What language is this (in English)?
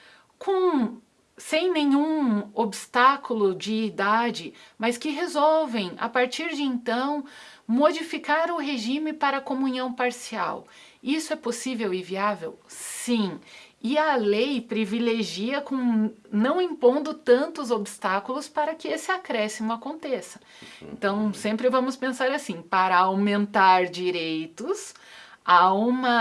Portuguese